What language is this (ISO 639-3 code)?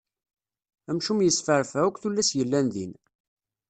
kab